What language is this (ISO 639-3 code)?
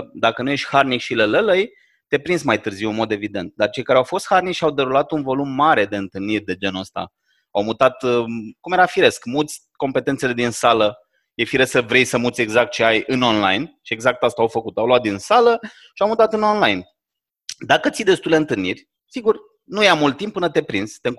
ron